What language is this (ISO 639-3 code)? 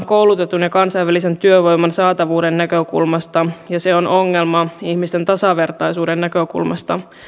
fin